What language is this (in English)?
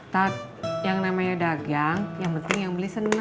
Indonesian